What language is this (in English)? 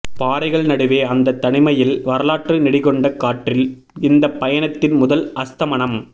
Tamil